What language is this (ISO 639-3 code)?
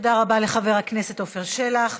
heb